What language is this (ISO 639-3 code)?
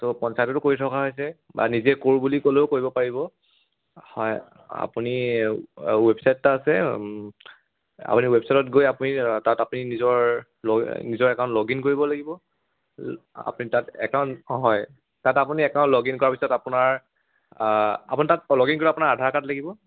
asm